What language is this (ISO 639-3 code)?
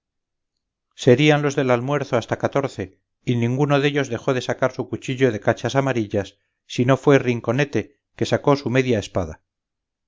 spa